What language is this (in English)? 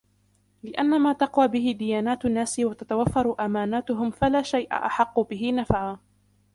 Arabic